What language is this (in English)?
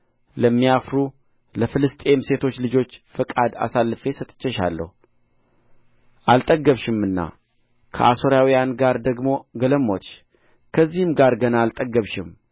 Amharic